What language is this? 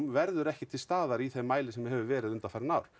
Icelandic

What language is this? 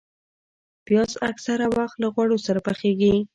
Pashto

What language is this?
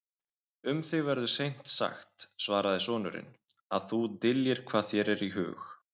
Icelandic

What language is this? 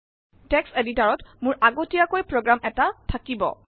Assamese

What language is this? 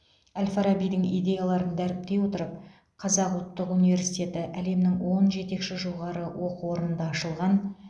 Kazakh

